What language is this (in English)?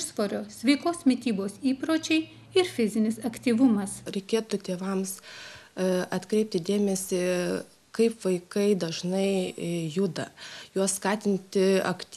Lithuanian